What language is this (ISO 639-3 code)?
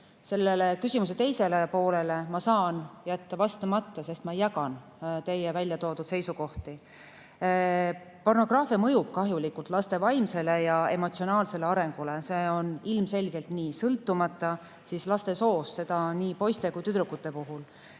est